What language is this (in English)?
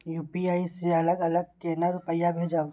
Maithili